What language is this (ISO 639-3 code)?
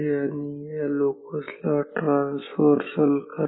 mar